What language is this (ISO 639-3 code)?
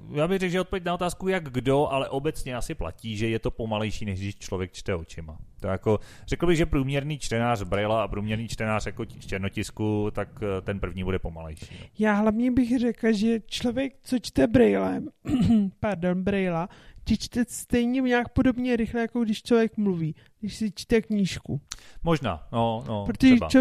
ces